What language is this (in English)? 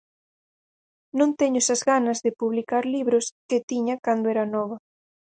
Galician